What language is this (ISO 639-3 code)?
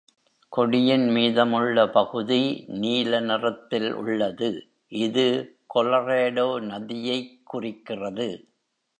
tam